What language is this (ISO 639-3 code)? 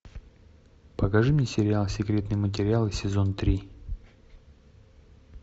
rus